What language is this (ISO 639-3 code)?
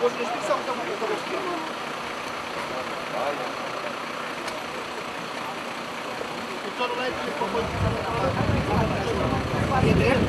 ron